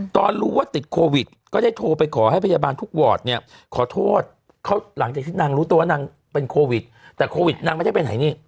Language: Thai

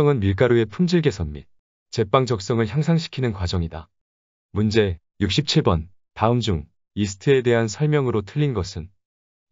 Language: Korean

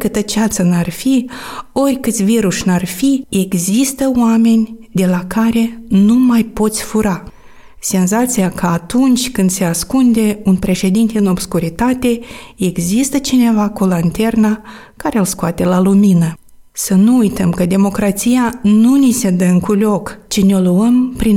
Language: Romanian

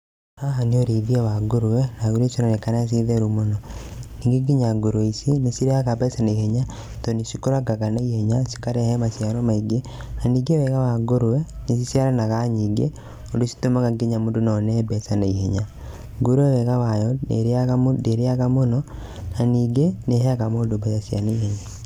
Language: Kikuyu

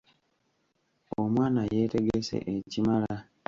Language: Ganda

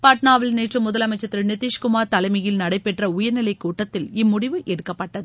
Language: Tamil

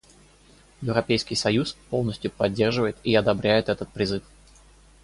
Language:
Russian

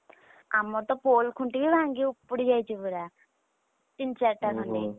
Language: Odia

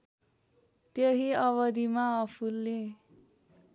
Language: Nepali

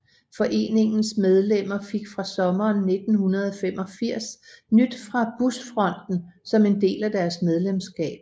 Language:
Danish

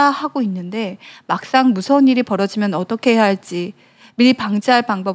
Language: Korean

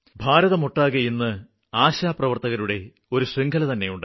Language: Malayalam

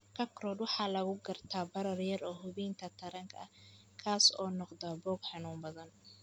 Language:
Somali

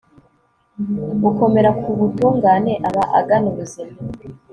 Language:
Kinyarwanda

